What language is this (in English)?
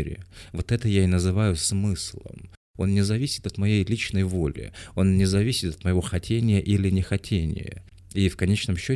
Russian